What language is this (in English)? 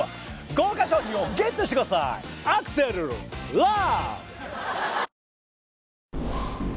Japanese